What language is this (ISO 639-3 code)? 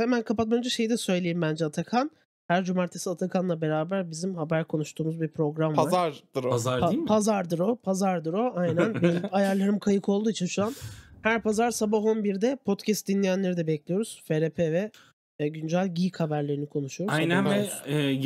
tur